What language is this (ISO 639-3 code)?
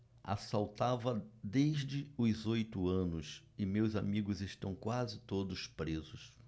por